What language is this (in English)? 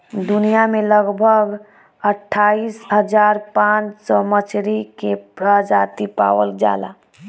Bhojpuri